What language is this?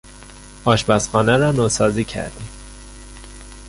Persian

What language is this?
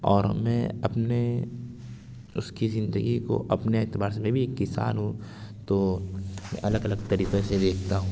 Urdu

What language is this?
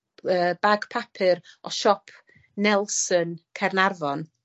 Welsh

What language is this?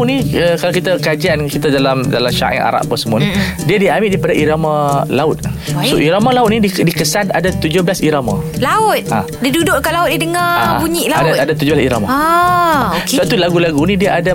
Malay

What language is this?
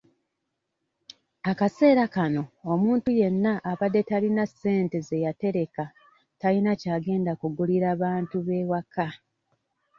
Ganda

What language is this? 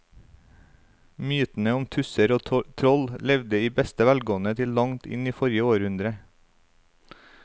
Norwegian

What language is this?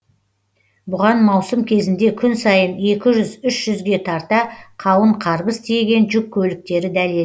Kazakh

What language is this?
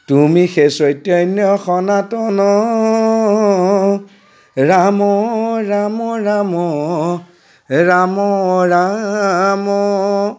Assamese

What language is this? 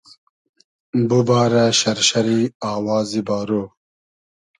Hazaragi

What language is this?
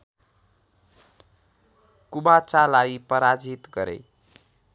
Nepali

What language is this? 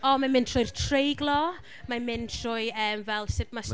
Welsh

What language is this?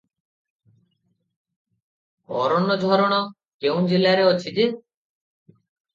Odia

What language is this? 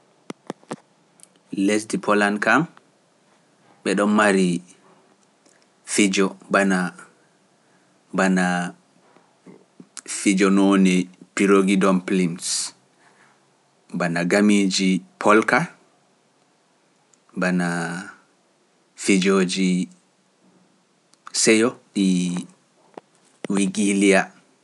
Pular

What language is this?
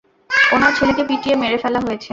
Bangla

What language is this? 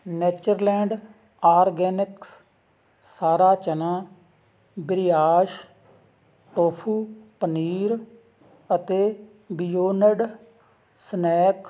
Punjabi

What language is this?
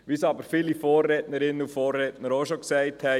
Swiss German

